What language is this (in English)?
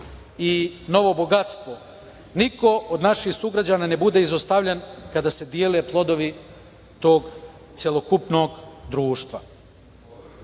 Serbian